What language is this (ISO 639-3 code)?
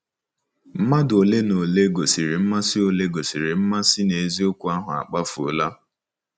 ibo